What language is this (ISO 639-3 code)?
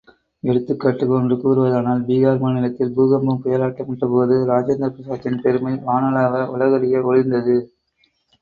tam